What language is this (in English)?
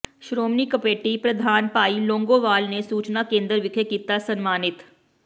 Punjabi